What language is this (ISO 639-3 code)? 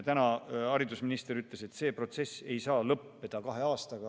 est